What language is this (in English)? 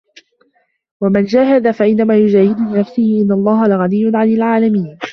Arabic